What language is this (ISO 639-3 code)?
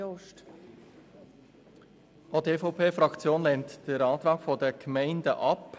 gsw